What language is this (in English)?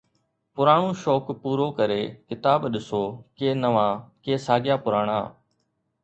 Sindhi